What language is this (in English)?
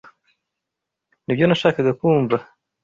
Kinyarwanda